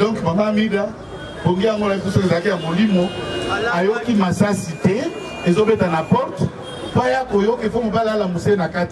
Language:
French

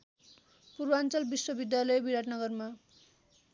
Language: Nepali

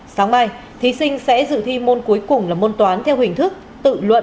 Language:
Vietnamese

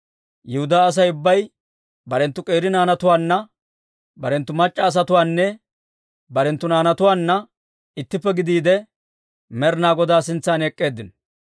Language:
Dawro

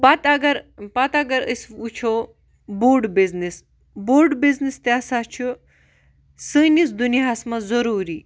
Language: Kashmiri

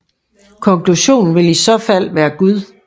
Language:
Danish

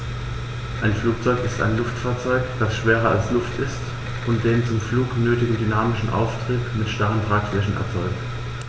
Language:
German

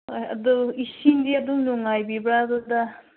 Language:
Manipuri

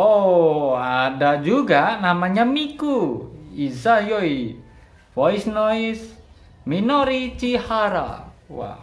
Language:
Indonesian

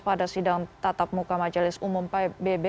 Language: Indonesian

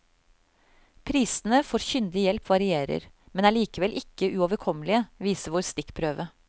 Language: Norwegian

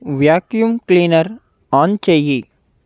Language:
Telugu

